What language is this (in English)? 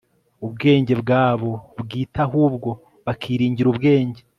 Kinyarwanda